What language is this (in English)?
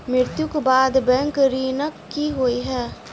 Maithili